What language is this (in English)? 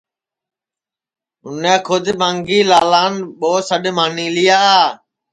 Sansi